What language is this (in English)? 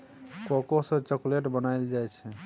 Maithili